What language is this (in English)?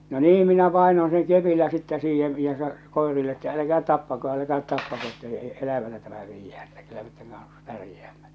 Finnish